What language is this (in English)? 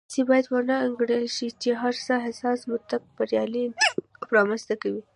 Pashto